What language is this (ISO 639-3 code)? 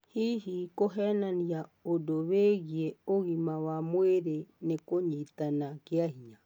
kik